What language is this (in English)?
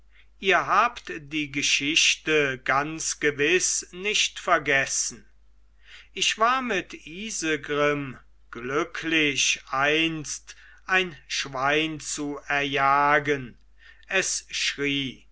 German